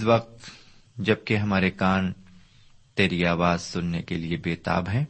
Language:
Urdu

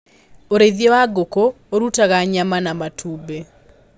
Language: Kikuyu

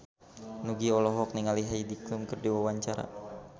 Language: Sundanese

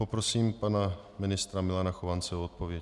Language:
Czech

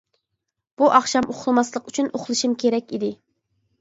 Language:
Uyghur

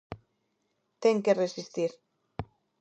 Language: Galician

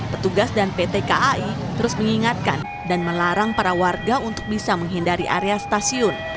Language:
Indonesian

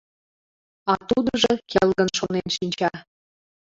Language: Mari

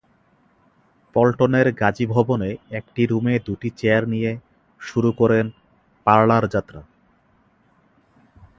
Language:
Bangla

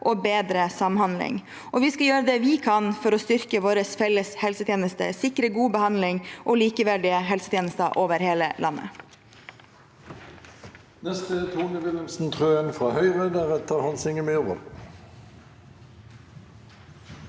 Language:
Norwegian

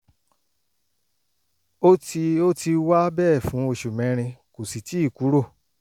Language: Yoruba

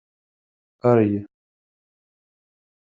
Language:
Kabyle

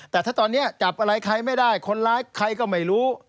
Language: Thai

